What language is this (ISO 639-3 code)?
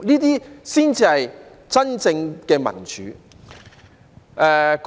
yue